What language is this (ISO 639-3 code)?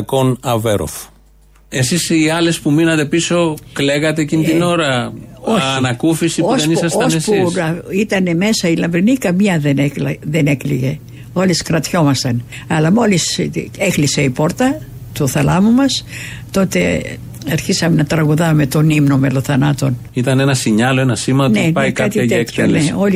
ell